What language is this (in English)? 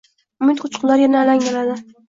Uzbek